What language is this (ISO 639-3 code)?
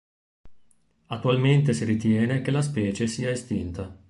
ita